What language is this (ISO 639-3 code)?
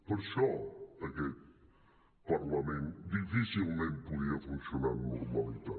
cat